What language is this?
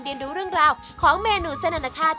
Thai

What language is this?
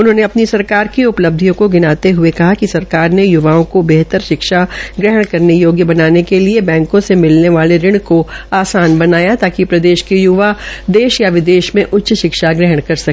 Hindi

